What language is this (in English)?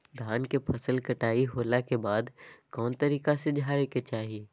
Magahi